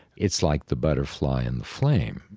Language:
English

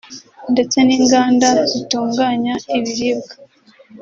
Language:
Kinyarwanda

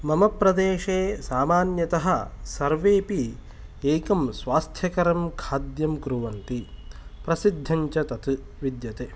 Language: Sanskrit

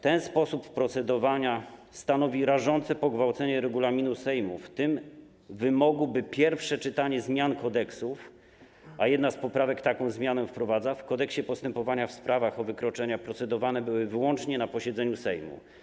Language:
Polish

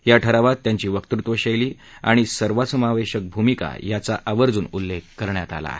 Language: Marathi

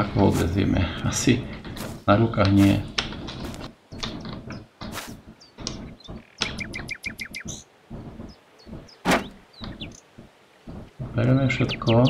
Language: Slovak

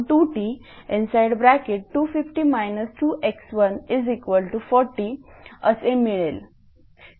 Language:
Marathi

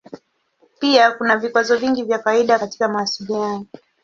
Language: Swahili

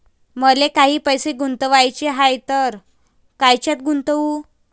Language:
Marathi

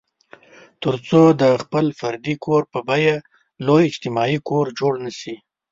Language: Pashto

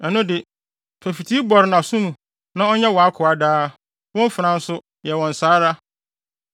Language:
Akan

